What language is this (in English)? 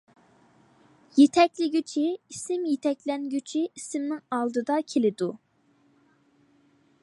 Uyghur